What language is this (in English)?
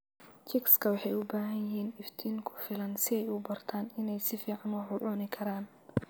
Somali